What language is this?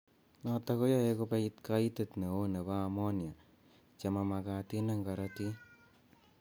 Kalenjin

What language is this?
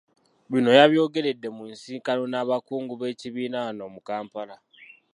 Ganda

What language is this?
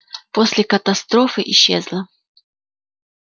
Russian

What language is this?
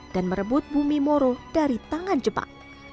Indonesian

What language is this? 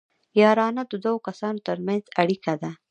Pashto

